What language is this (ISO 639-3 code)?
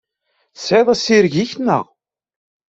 kab